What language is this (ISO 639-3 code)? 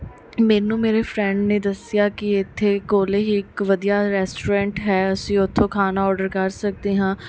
pan